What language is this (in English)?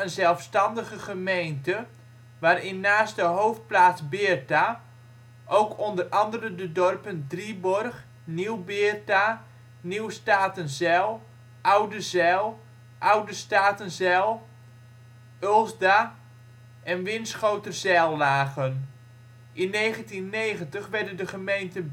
Dutch